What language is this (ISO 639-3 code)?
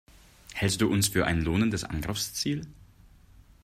deu